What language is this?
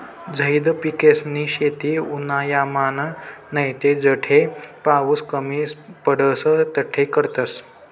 Marathi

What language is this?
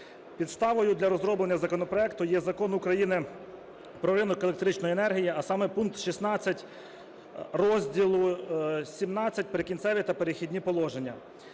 Ukrainian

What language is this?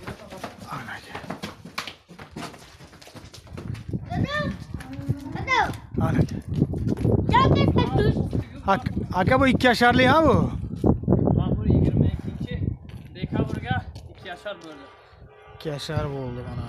Turkish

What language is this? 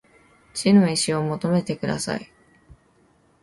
Japanese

